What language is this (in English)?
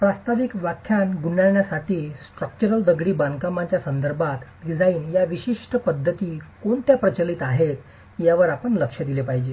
Marathi